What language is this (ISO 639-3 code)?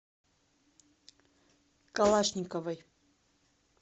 rus